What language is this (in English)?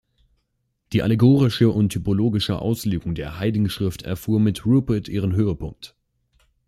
German